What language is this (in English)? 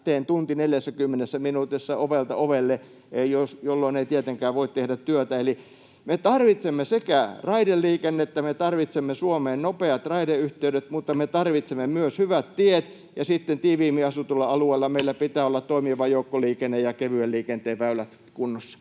Finnish